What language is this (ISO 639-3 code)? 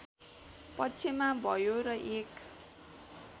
nep